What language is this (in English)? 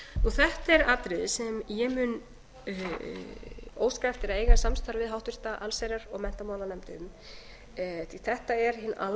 Icelandic